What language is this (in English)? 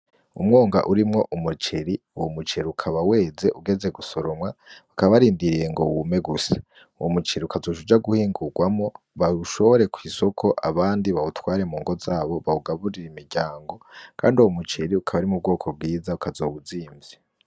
Rundi